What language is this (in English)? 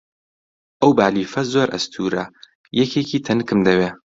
Central Kurdish